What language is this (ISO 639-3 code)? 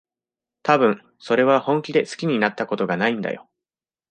jpn